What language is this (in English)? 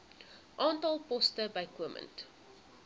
Afrikaans